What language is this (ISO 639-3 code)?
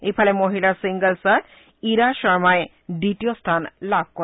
asm